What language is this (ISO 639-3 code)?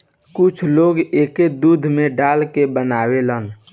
bho